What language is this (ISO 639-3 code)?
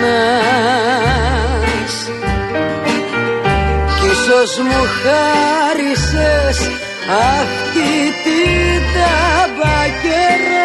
ell